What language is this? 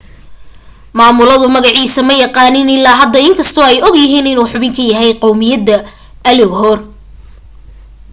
Somali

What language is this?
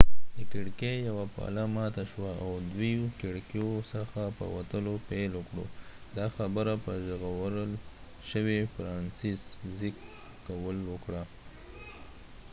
Pashto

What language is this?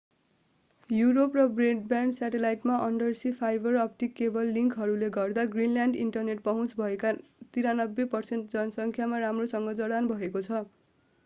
Nepali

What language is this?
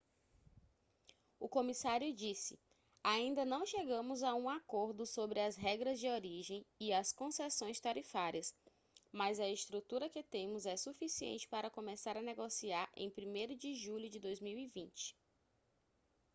Portuguese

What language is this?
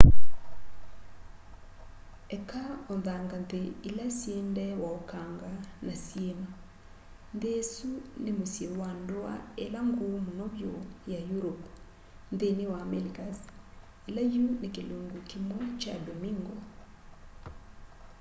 Kamba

